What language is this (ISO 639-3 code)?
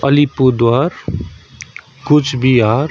nep